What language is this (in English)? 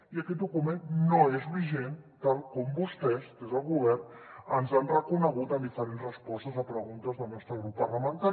Catalan